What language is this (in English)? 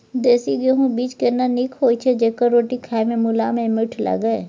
Maithili